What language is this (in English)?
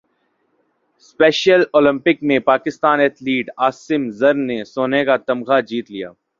Urdu